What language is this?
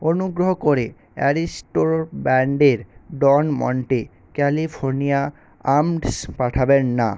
Bangla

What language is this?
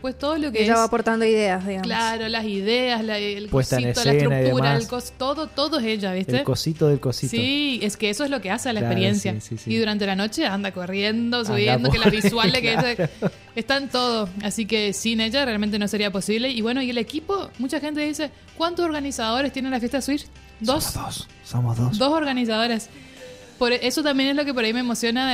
Spanish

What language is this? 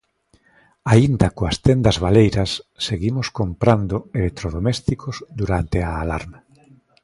Galician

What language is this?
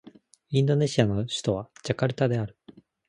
Japanese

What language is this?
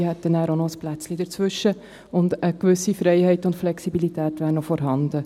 Swiss German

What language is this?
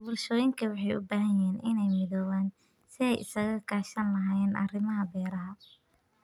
Somali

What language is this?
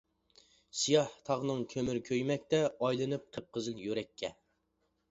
Uyghur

